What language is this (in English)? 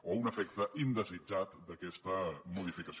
Catalan